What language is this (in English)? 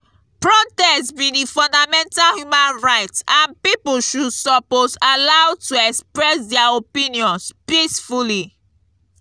Nigerian Pidgin